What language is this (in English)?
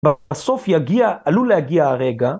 Hebrew